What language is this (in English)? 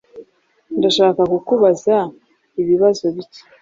Kinyarwanda